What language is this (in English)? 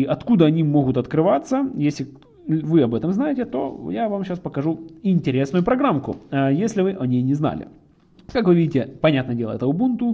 Russian